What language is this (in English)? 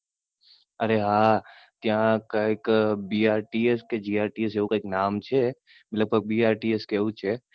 Gujarati